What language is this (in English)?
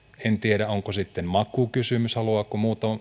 Finnish